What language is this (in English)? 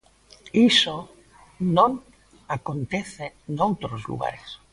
Galician